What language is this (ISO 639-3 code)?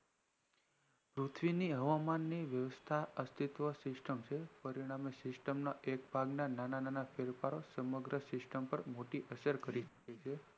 guj